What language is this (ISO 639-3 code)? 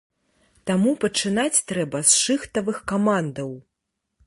bel